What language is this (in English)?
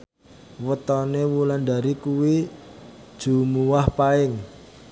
Javanese